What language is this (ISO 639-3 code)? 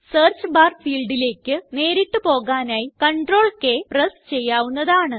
mal